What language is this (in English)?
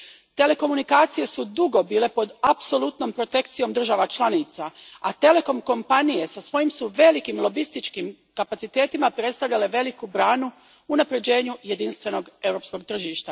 Croatian